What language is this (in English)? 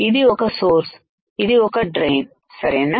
Telugu